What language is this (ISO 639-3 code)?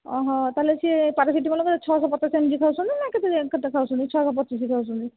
ori